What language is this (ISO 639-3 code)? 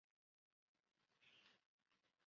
zho